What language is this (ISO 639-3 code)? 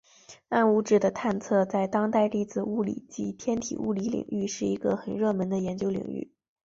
zho